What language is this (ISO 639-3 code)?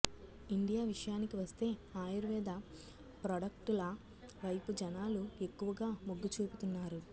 tel